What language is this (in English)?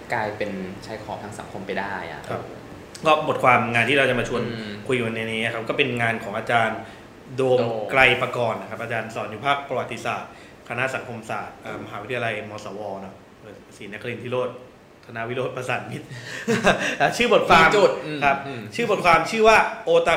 Thai